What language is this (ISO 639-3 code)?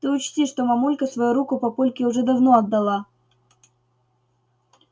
rus